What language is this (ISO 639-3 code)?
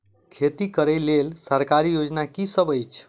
mai